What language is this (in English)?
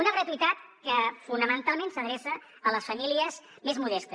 Catalan